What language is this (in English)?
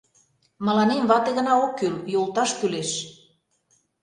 Mari